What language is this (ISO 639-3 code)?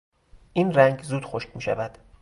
fas